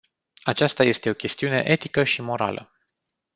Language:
Romanian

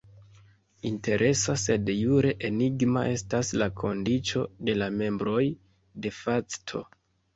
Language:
Esperanto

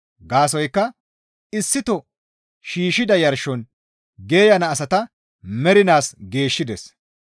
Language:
Gamo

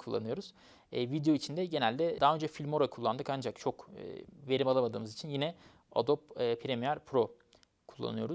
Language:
Turkish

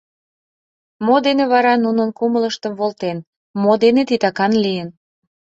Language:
Mari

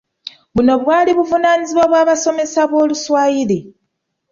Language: Ganda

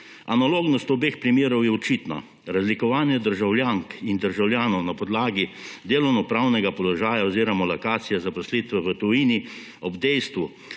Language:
Slovenian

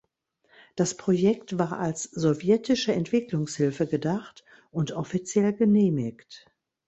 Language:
German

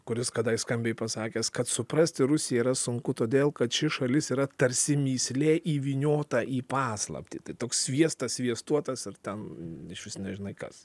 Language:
Lithuanian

